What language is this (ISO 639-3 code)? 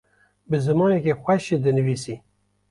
kur